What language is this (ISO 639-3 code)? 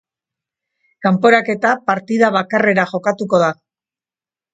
eus